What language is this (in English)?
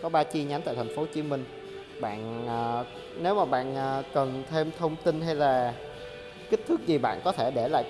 Vietnamese